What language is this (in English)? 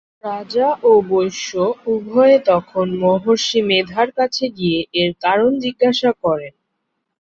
Bangla